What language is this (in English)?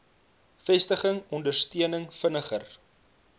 Afrikaans